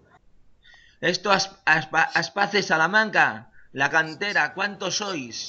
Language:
Spanish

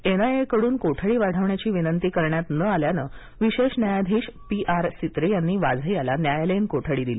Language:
Marathi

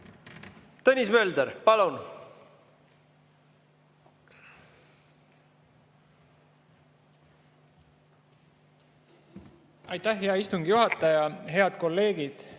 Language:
Estonian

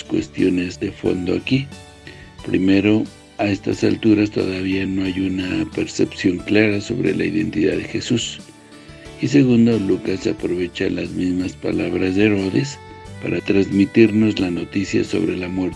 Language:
Spanish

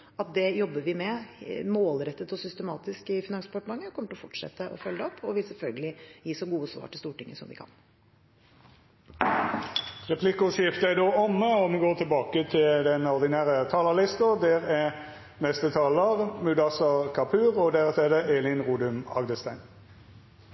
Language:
Norwegian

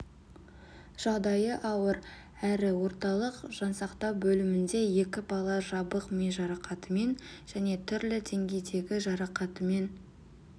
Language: Kazakh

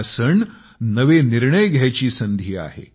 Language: Marathi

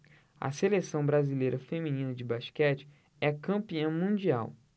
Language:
Portuguese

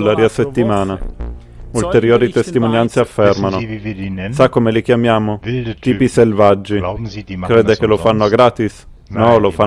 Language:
Italian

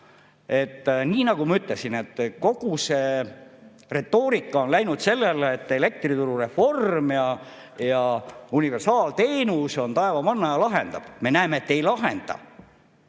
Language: Estonian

